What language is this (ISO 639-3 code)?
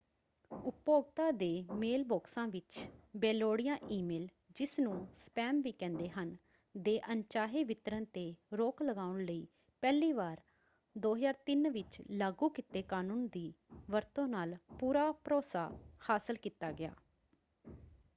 pan